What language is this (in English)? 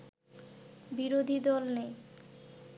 Bangla